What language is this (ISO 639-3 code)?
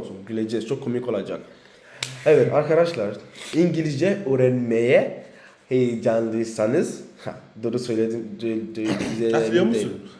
tur